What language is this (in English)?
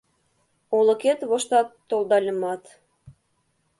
Mari